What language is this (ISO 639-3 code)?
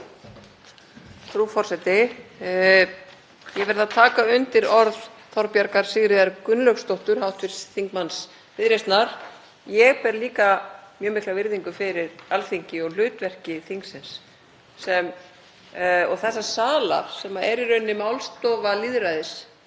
isl